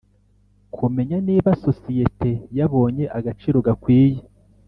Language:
Kinyarwanda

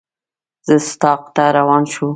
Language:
Pashto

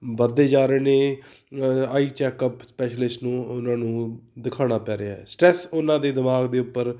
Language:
Punjabi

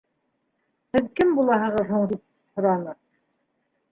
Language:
Bashkir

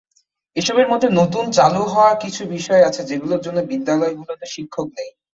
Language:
Bangla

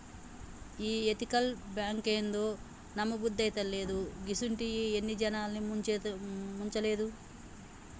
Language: Telugu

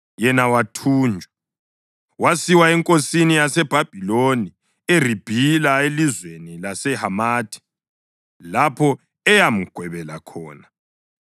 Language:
North Ndebele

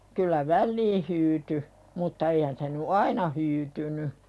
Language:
Finnish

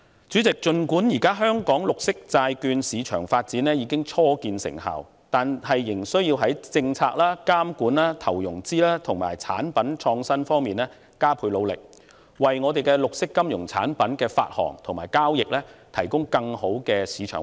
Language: Cantonese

